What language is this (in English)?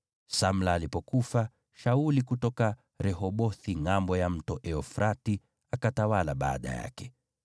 Swahili